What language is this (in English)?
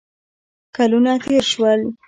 Pashto